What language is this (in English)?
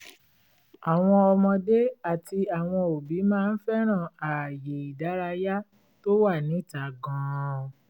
Yoruba